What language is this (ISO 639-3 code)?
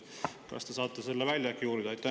est